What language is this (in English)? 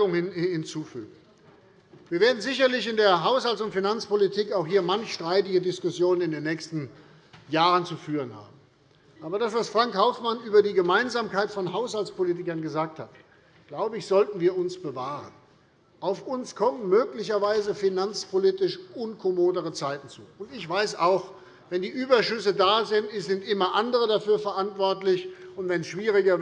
German